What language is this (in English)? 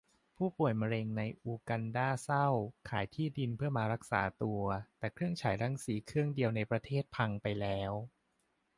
Thai